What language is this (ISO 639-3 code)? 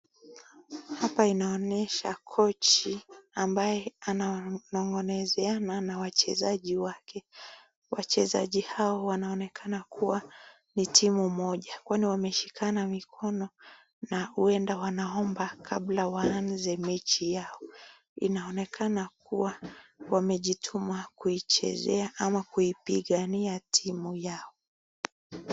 swa